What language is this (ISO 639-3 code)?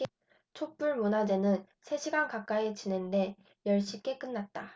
kor